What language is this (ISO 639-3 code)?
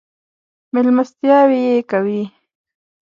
pus